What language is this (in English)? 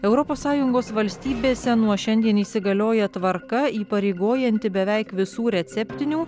Lithuanian